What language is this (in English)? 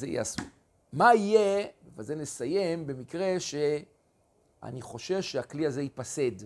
Hebrew